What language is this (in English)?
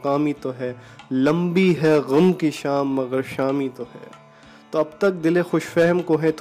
Urdu